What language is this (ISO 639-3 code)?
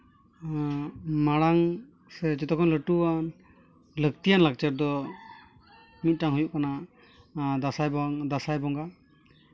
sat